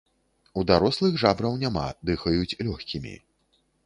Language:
Belarusian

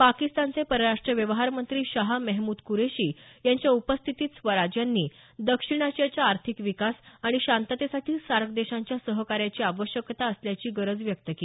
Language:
Marathi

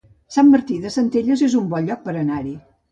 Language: Catalan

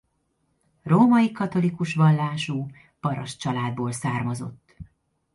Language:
Hungarian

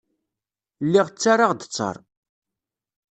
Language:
Kabyle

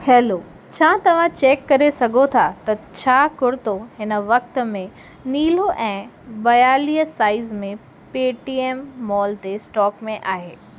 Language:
Sindhi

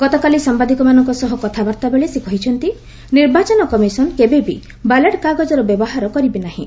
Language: Odia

